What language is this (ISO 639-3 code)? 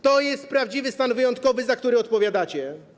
pol